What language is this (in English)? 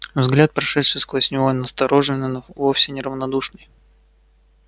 Russian